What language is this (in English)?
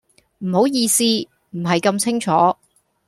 Cantonese